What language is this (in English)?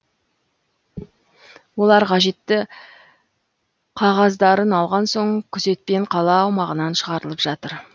Kazakh